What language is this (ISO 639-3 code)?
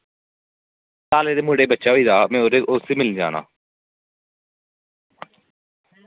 doi